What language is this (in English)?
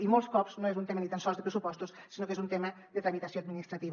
Catalan